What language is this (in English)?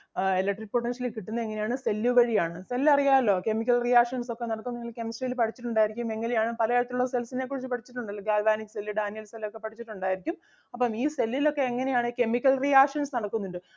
Malayalam